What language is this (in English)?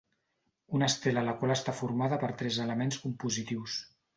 Catalan